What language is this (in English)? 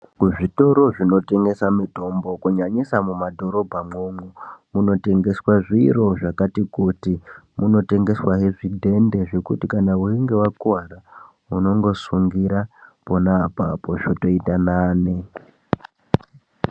Ndau